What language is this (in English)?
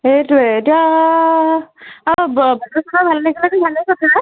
Assamese